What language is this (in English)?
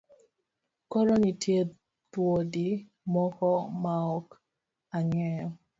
Luo (Kenya and Tanzania)